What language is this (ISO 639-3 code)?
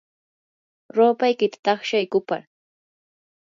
qur